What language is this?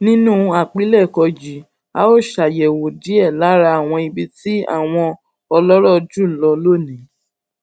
Yoruba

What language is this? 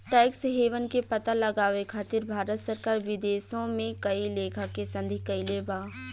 Bhojpuri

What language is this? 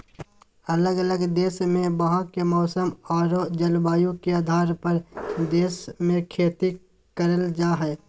Magahi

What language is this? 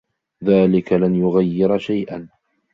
Arabic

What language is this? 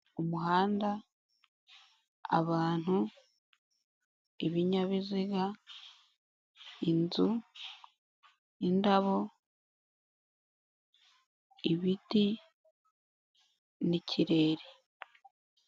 Kinyarwanda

